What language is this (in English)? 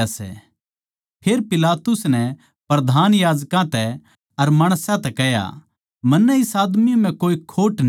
Haryanvi